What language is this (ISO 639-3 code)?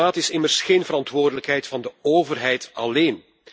nld